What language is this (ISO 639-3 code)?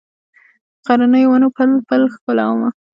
pus